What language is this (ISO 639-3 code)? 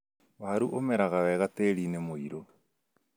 kik